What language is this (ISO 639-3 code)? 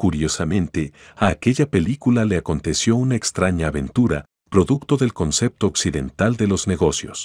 spa